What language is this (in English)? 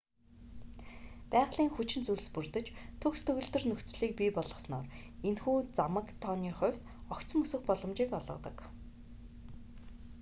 Mongolian